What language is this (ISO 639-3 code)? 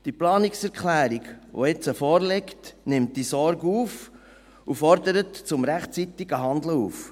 gsw